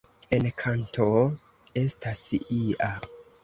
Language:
Esperanto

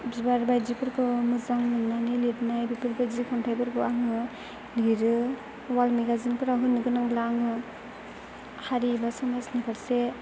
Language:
Bodo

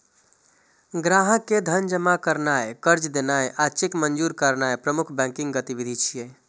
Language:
Maithili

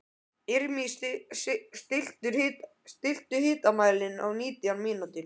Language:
Icelandic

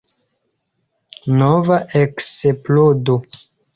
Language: Esperanto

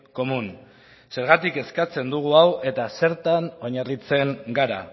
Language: Basque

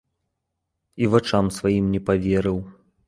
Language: Belarusian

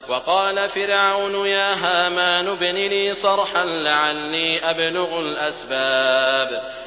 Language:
Arabic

